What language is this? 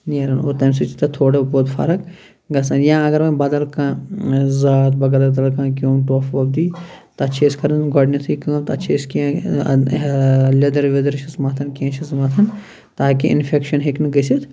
Kashmiri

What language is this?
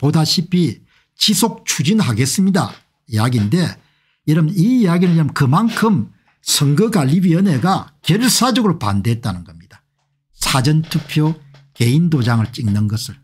Korean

